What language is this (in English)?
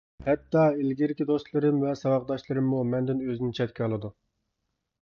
Uyghur